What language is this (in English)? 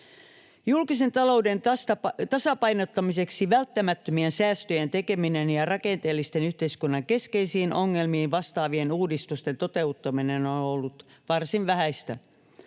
Finnish